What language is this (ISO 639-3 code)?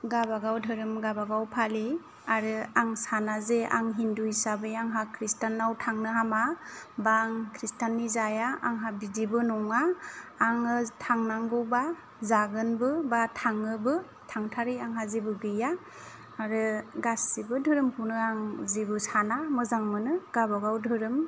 brx